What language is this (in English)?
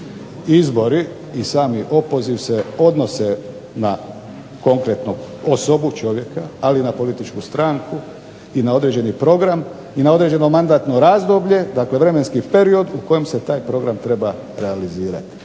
Croatian